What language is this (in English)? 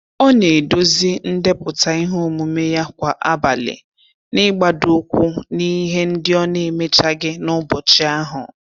Igbo